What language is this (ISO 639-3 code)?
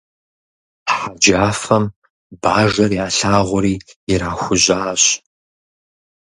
kbd